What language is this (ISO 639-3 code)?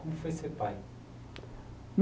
por